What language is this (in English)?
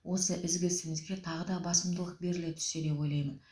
Kazakh